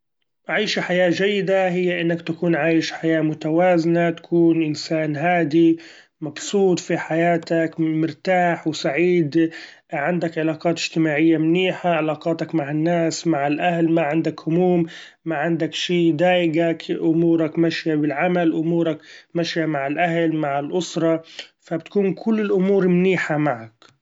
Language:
Gulf Arabic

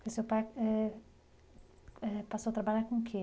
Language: Portuguese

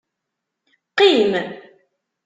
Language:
Kabyle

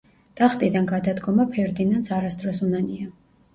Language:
Georgian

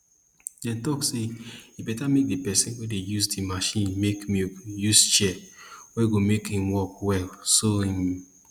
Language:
Nigerian Pidgin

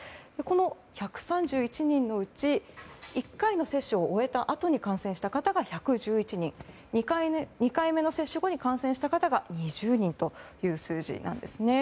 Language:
Japanese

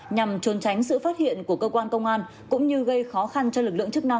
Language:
Vietnamese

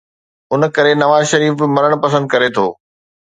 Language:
Sindhi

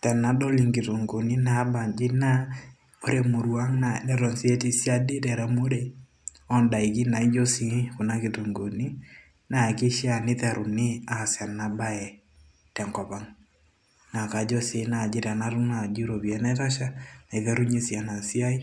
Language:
Masai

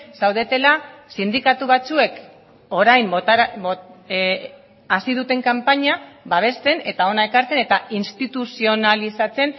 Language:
Basque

